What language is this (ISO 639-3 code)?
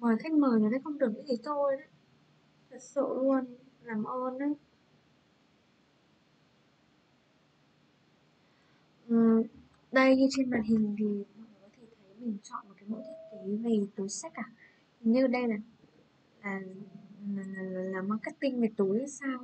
vie